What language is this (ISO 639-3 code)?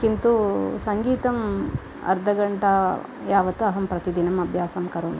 san